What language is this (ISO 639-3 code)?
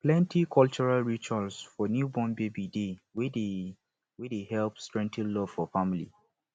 pcm